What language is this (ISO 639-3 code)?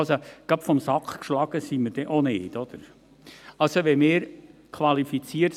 gsw